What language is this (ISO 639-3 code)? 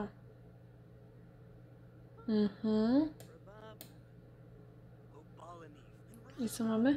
pol